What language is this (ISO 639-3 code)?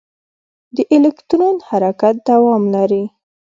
pus